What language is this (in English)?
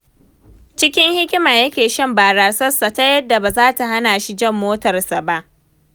Hausa